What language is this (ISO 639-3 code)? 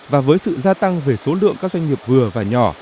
vie